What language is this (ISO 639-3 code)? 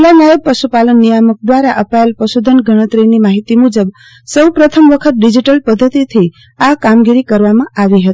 guj